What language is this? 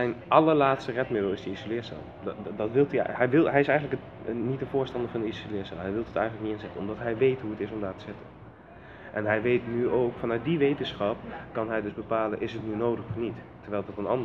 Dutch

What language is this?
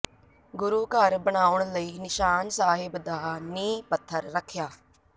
Punjabi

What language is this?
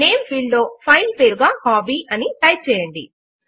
Telugu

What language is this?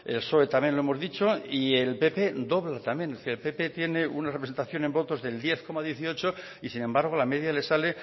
Spanish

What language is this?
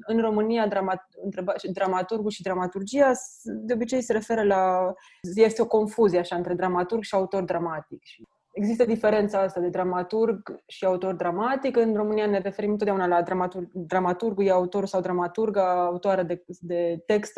Romanian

